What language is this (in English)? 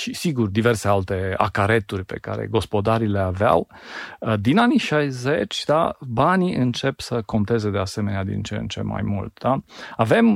Romanian